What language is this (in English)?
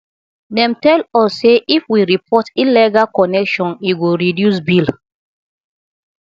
Nigerian Pidgin